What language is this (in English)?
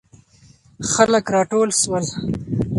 Pashto